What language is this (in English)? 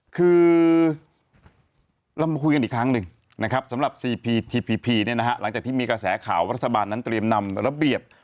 Thai